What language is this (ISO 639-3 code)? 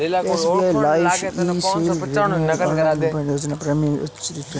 hin